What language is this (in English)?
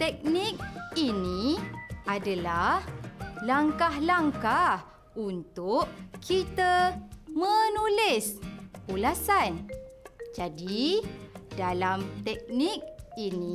Malay